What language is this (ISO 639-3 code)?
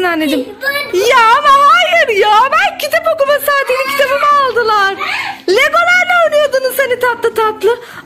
tur